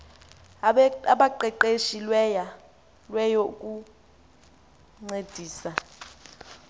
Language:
Xhosa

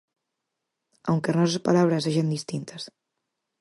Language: Galician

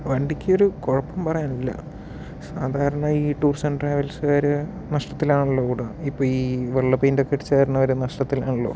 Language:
Malayalam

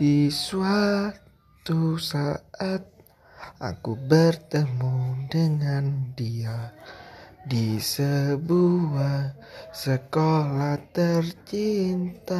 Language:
Indonesian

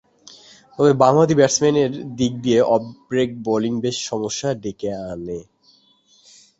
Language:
Bangla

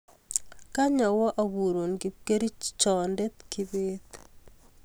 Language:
Kalenjin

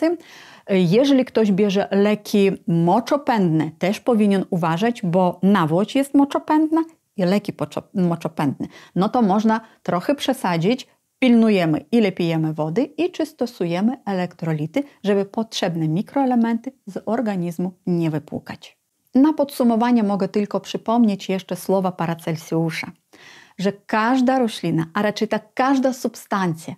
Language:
Polish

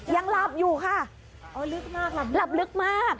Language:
Thai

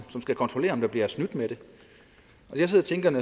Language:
Danish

